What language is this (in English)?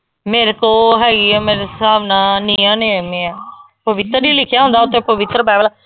Punjabi